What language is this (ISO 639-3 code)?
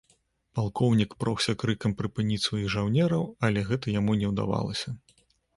bel